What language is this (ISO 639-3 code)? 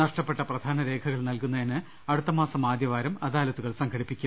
mal